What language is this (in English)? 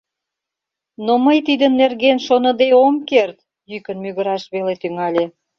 Mari